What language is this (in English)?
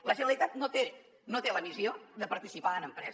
Catalan